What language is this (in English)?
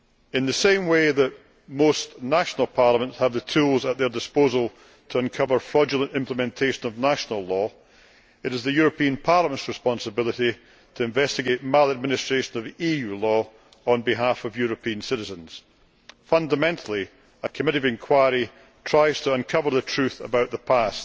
English